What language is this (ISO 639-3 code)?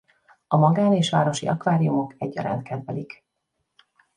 hun